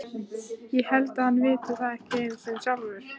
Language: Icelandic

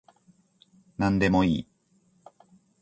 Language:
Japanese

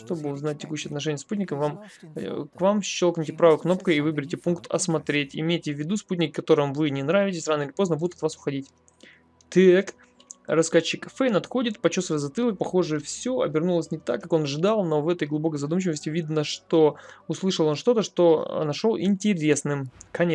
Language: Russian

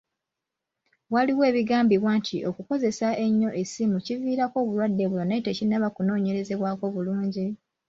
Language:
Ganda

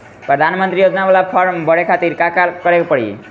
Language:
Bhojpuri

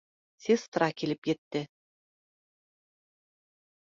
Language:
Bashkir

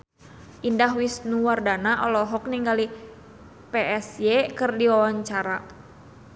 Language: Sundanese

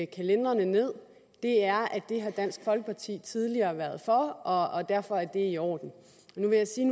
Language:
Danish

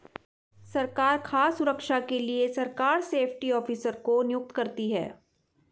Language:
Hindi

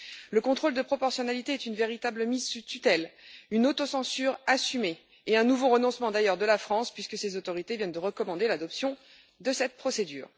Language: French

